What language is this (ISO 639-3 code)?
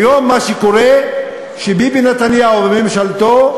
heb